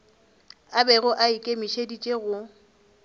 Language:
Northern Sotho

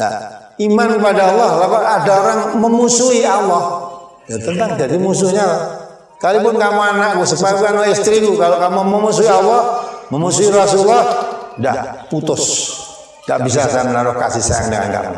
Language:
Indonesian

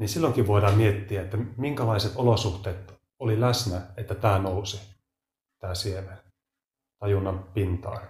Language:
Finnish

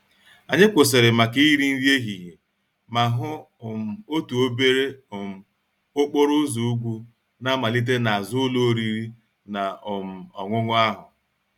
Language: Igbo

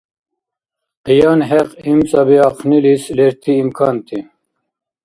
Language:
Dargwa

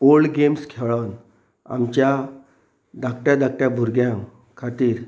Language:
Konkani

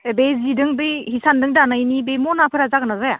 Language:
Bodo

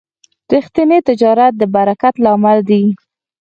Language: Pashto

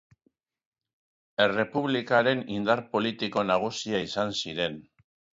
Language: Basque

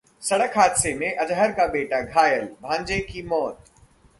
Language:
Hindi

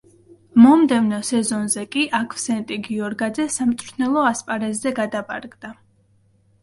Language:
Georgian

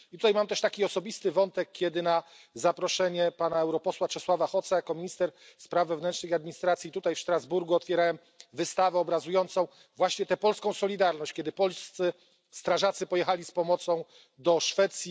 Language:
Polish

